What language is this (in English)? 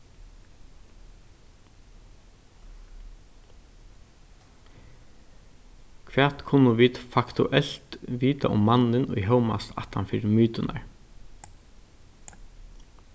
Faroese